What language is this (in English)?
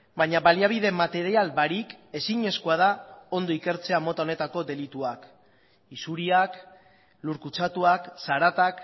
Basque